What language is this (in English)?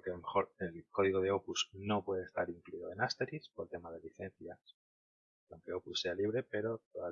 Spanish